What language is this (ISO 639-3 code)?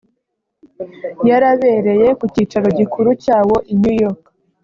kin